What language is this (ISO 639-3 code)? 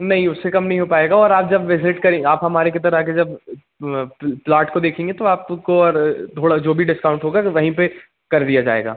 hin